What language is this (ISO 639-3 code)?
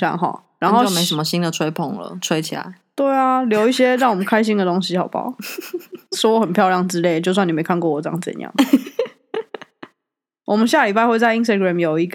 zho